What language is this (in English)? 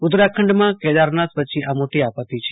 Gujarati